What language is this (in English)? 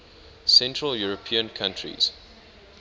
English